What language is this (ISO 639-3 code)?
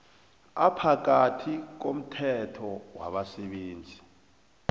nbl